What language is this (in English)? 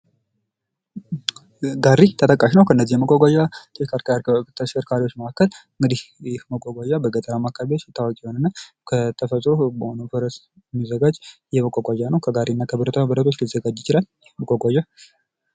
Amharic